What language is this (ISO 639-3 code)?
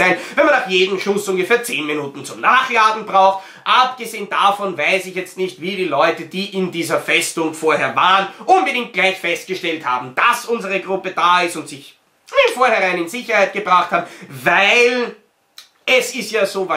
deu